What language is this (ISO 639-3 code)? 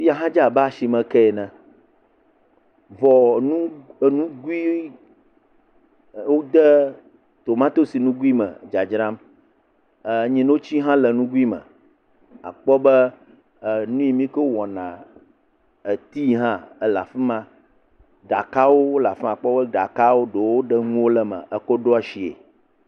ewe